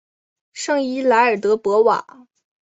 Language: Chinese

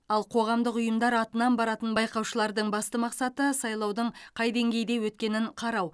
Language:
Kazakh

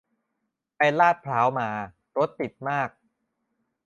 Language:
Thai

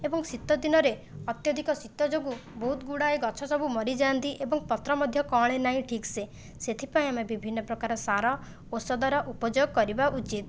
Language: Odia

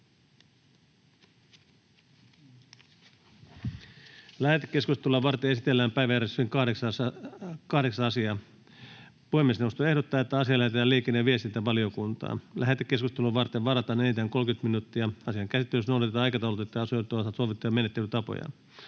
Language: Finnish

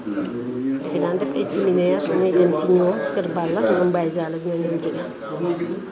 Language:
Wolof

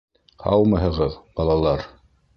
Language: Bashkir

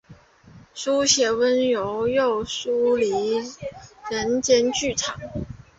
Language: Chinese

